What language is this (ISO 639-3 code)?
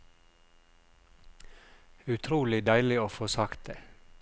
nor